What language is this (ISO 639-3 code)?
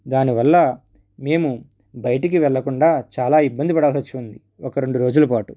tel